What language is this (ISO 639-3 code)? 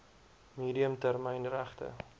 afr